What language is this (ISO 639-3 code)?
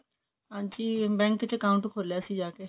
pan